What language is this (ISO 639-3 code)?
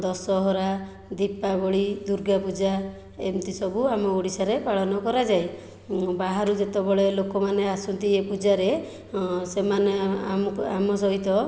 ori